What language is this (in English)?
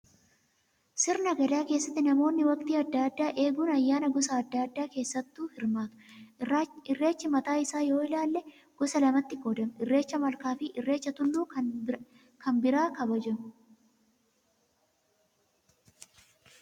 Oromo